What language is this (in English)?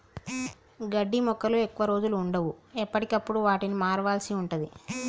Telugu